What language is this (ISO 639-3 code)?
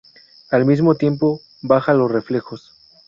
spa